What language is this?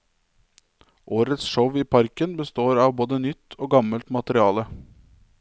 Norwegian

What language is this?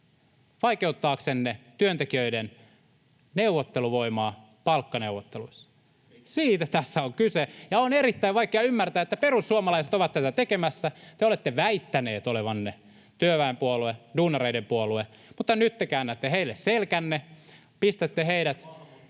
Finnish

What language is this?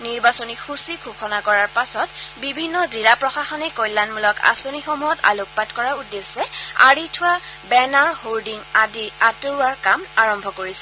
Assamese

